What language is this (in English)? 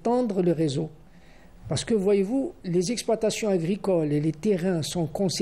French